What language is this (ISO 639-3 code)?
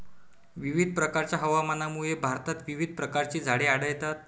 mar